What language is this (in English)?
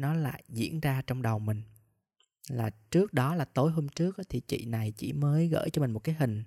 Vietnamese